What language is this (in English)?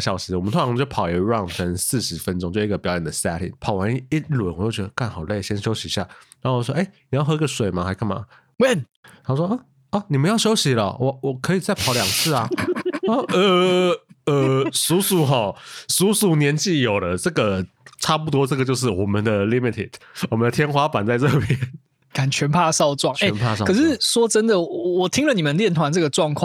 Chinese